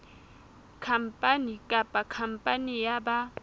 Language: Southern Sotho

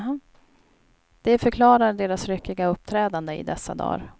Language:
Swedish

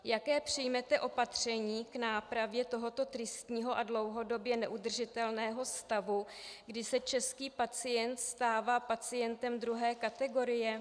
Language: Czech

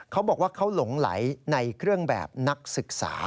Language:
Thai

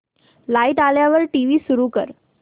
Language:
Marathi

